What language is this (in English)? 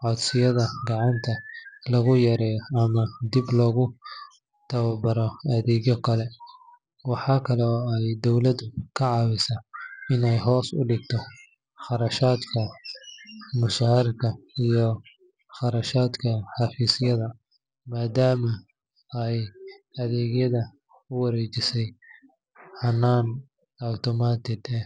Somali